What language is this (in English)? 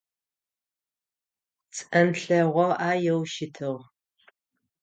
Adyghe